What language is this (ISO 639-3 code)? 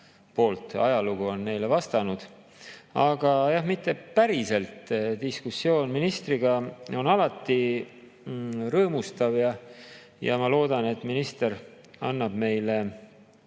est